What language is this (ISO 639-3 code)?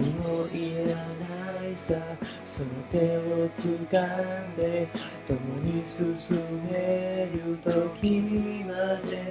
jpn